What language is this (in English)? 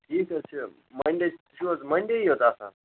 Kashmiri